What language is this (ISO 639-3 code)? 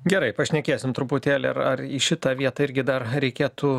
lit